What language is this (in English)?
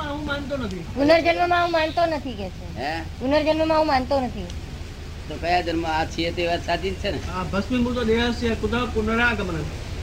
Gujarati